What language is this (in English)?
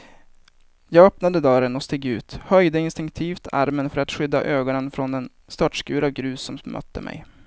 Swedish